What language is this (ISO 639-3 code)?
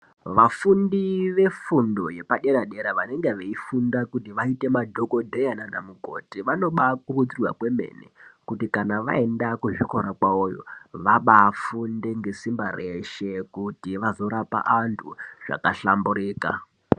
ndc